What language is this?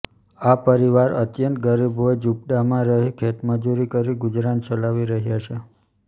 Gujarati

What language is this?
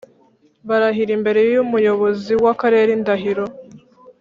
Kinyarwanda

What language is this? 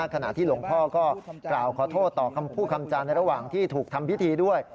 Thai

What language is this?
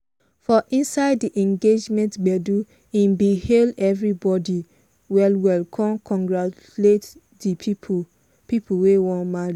Nigerian Pidgin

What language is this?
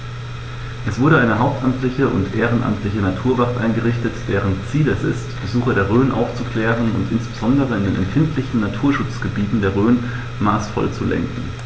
German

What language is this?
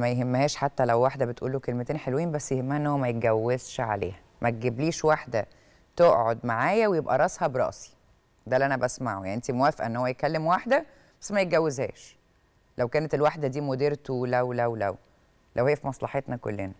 Arabic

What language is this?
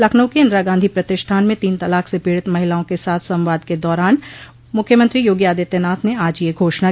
Hindi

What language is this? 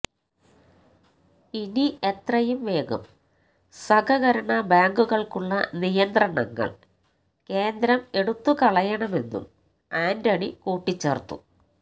Malayalam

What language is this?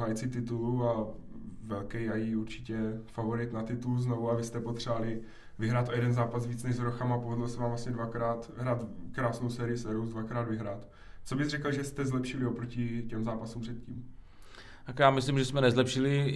Czech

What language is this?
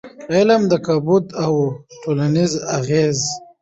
Pashto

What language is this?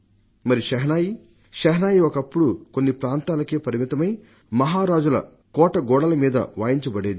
Telugu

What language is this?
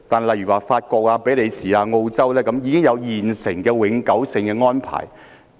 Cantonese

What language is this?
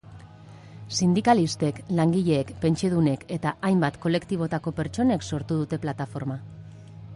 Basque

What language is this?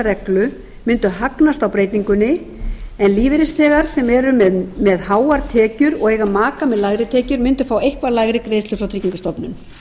Icelandic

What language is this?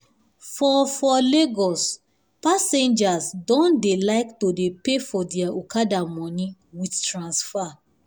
Nigerian Pidgin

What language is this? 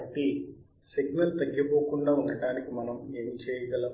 Telugu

